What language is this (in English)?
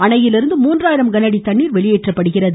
Tamil